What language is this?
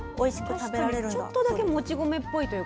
Japanese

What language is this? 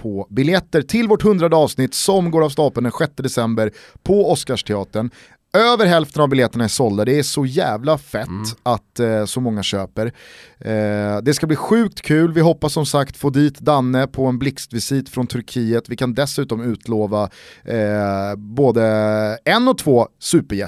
Swedish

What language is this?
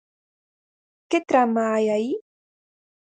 Galician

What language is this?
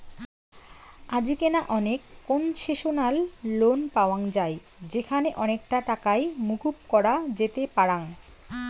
Bangla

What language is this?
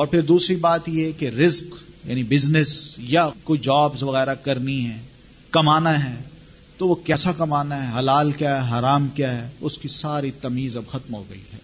Urdu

